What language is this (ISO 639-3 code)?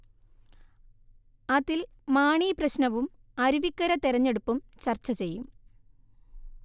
mal